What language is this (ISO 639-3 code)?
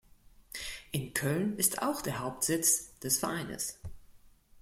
deu